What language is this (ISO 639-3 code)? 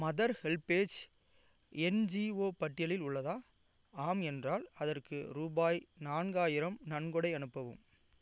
tam